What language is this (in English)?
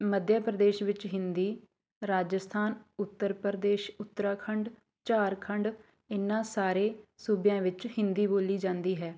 Punjabi